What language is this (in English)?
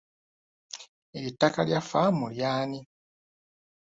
Ganda